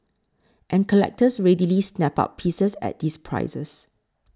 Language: English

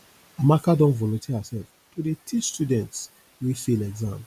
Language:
Nigerian Pidgin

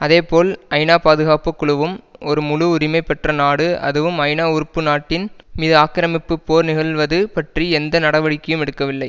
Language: Tamil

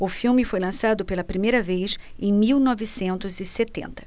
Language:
Portuguese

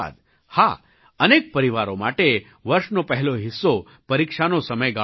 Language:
Gujarati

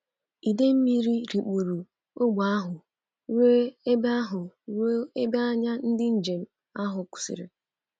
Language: Igbo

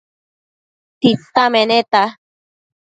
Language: Matsés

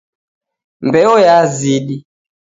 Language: Taita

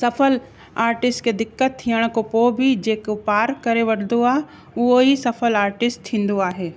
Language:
Sindhi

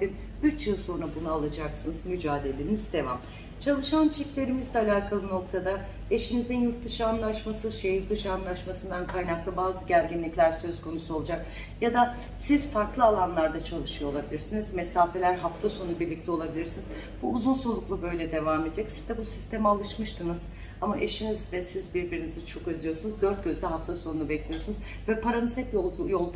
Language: Turkish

